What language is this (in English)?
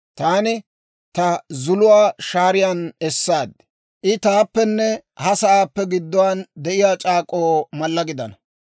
Dawro